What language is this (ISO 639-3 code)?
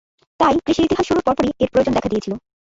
ben